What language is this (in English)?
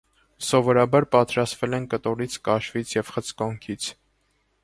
Armenian